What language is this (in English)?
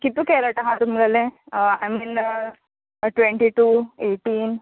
Konkani